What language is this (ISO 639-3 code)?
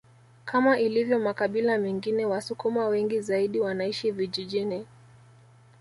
swa